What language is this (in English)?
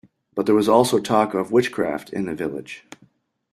English